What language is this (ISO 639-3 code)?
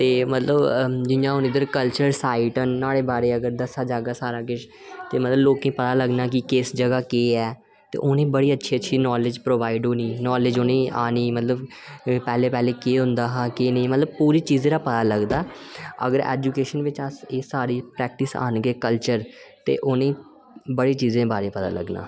doi